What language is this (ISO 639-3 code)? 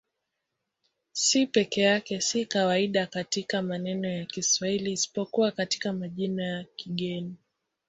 swa